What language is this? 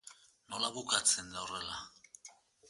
Basque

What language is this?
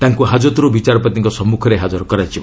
Odia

